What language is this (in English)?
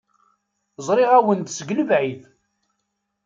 Kabyle